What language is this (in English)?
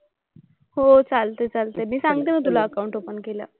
Marathi